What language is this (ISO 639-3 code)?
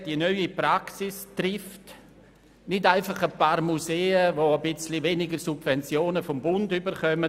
gsw